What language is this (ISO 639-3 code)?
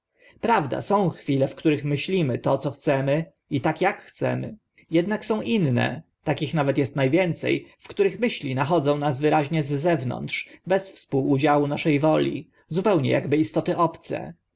pol